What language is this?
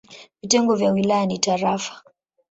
Swahili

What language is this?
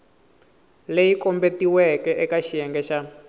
Tsonga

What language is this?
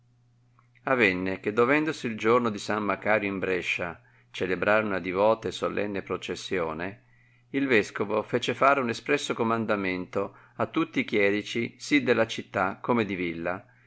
Italian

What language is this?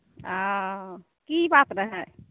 Maithili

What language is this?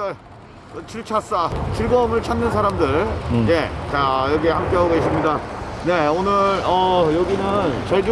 Korean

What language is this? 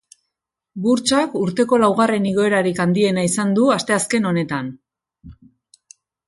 Basque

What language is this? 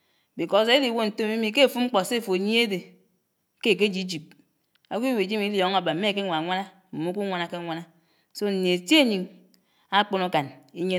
Anaang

